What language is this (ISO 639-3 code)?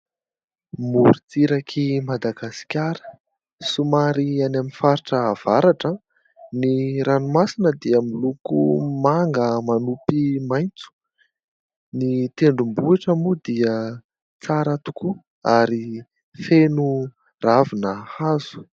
mlg